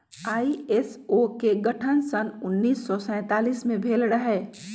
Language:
Magahi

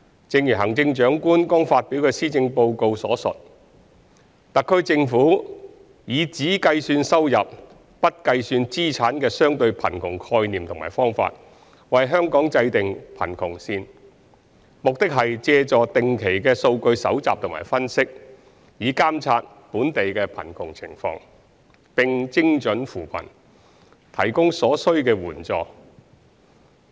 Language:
Cantonese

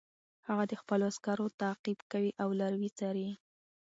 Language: Pashto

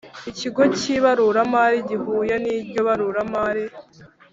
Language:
Kinyarwanda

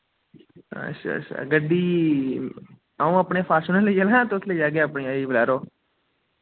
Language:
Dogri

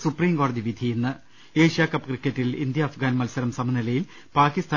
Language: Malayalam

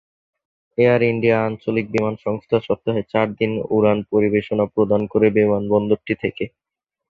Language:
Bangla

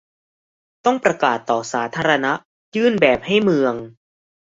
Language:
Thai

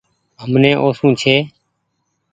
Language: Goaria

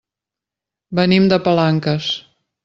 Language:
Catalan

